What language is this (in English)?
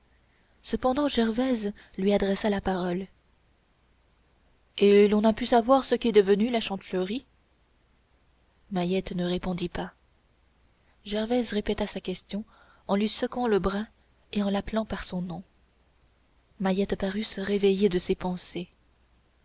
French